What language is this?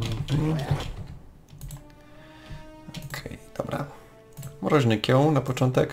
Polish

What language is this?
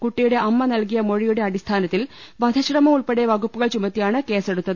Malayalam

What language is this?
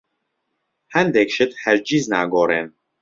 Central Kurdish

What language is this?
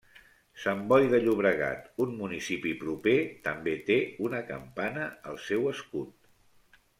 Catalan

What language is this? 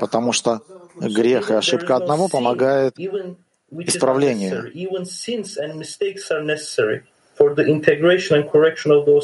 Russian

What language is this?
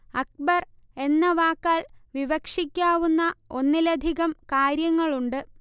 Malayalam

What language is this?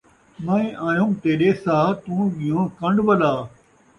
Saraiki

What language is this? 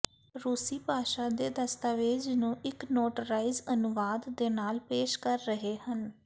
Punjabi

